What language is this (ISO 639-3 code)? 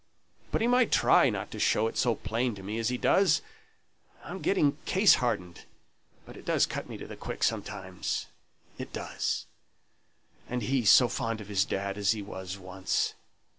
eng